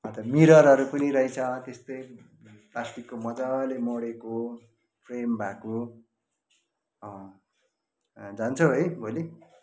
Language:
Nepali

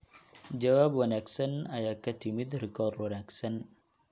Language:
Somali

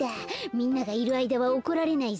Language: Japanese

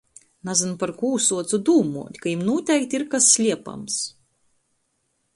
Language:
Latgalian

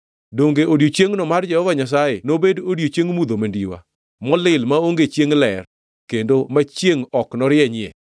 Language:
Luo (Kenya and Tanzania)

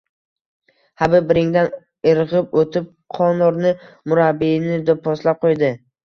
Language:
Uzbek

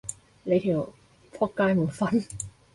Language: Cantonese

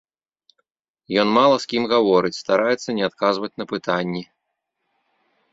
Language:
Belarusian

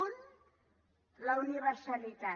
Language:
Catalan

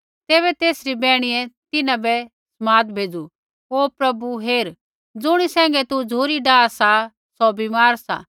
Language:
Kullu Pahari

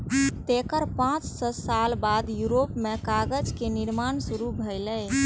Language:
Maithili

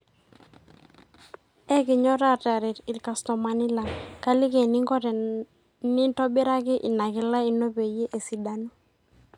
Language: Masai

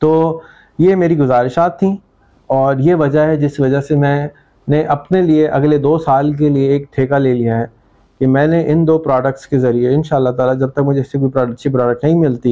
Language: Urdu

